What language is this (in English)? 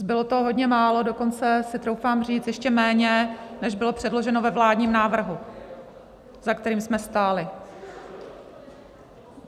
Czech